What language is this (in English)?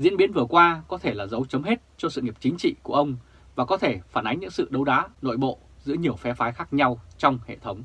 Vietnamese